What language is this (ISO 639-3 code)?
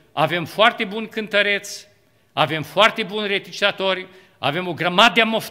ron